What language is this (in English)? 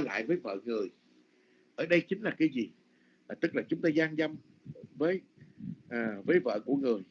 Vietnamese